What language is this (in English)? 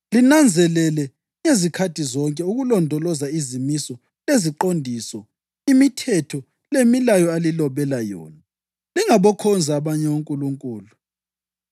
North Ndebele